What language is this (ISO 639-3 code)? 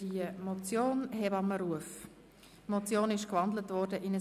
gsw